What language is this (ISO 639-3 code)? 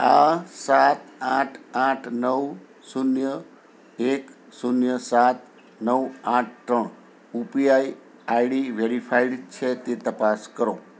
guj